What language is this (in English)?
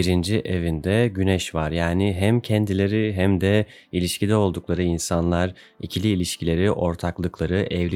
Turkish